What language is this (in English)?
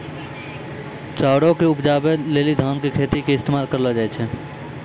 Maithili